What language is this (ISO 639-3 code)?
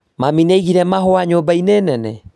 kik